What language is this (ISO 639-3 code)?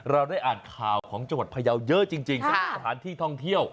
tha